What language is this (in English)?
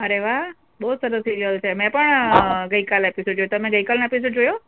Gujarati